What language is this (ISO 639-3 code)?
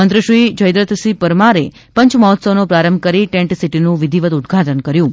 guj